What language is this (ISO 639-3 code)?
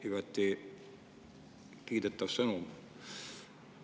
est